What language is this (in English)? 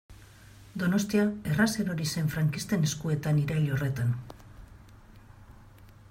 Basque